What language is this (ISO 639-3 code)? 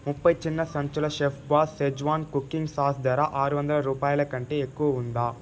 tel